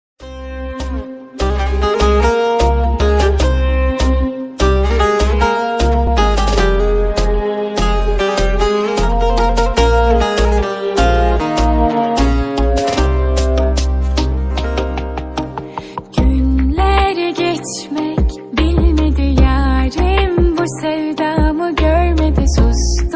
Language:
Turkish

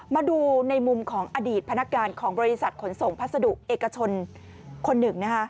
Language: Thai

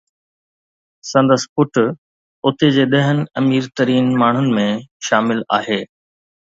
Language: Sindhi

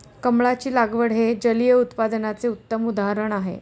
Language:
Marathi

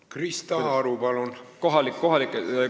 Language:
Estonian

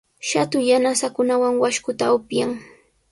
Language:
Sihuas Ancash Quechua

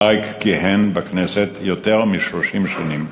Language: Hebrew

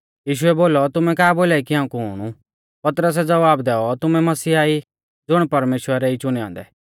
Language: Mahasu Pahari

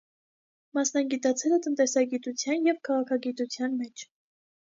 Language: Armenian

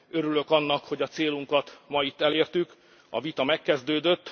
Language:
Hungarian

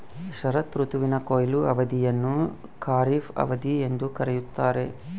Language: Kannada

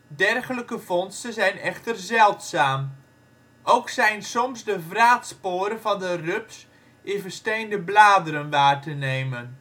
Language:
Dutch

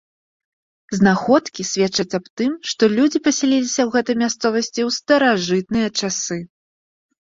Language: Belarusian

